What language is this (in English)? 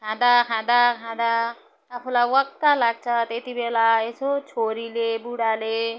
Nepali